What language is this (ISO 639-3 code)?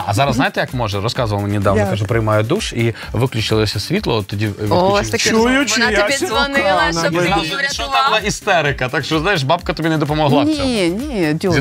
ukr